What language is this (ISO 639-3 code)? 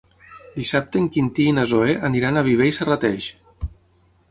cat